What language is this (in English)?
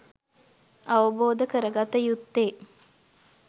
Sinhala